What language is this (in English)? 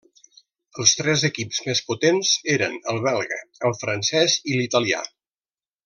Catalan